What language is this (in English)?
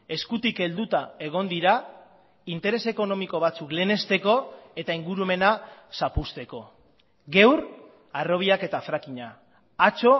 Basque